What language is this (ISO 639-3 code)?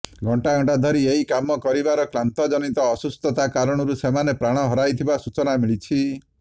ori